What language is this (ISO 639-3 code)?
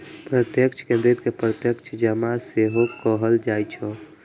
mai